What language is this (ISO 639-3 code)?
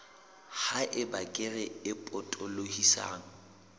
sot